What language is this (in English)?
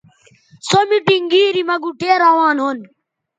Bateri